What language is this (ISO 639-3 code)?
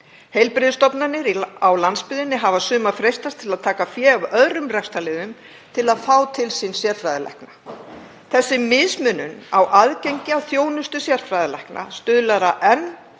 isl